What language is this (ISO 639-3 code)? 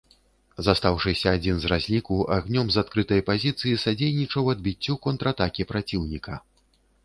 bel